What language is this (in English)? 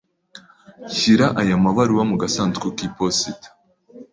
Kinyarwanda